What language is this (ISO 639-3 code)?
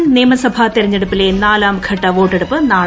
mal